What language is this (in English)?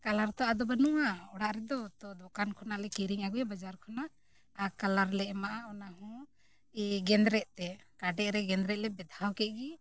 Santali